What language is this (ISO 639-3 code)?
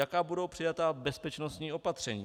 ces